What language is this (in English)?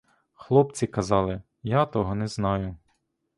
Ukrainian